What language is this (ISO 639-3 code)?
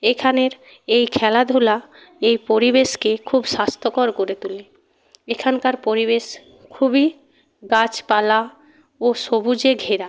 ben